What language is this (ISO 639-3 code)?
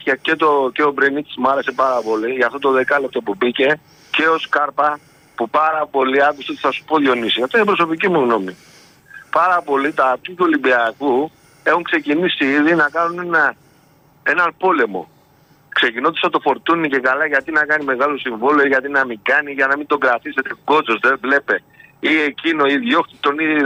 ell